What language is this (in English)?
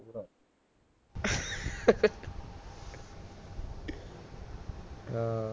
Punjabi